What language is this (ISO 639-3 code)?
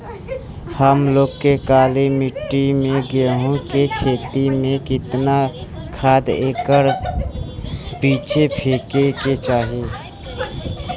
bho